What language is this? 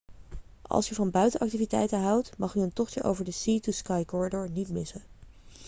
Dutch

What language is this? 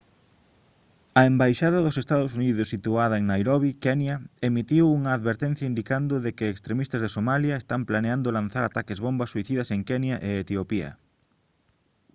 Galician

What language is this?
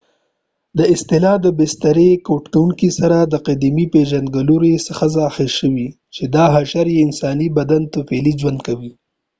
Pashto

